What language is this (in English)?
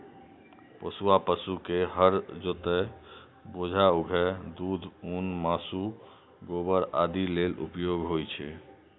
Maithili